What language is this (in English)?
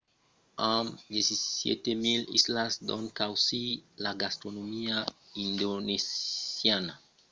Occitan